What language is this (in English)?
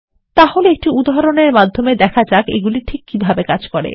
Bangla